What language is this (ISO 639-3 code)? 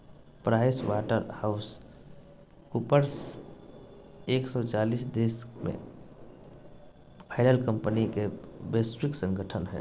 mag